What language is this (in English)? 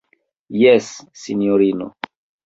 Esperanto